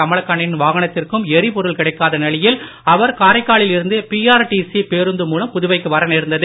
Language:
Tamil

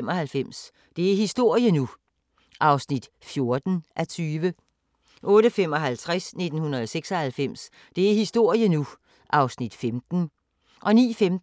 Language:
Danish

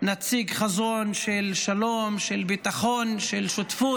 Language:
Hebrew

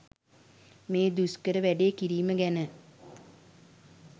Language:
Sinhala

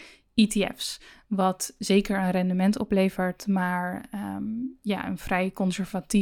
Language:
Dutch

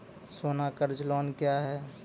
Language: Maithili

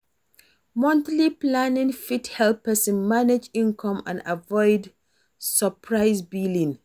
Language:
Nigerian Pidgin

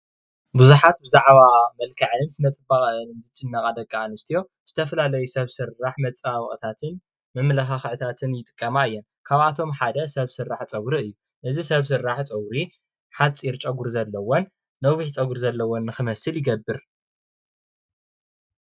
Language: Tigrinya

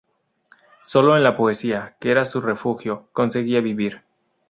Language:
Spanish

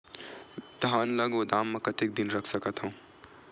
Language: Chhattisgarhi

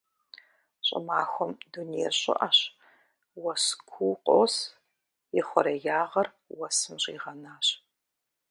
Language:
Kabardian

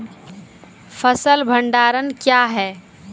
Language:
Maithili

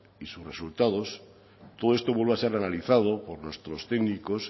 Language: Spanish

